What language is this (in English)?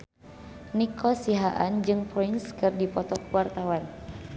Sundanese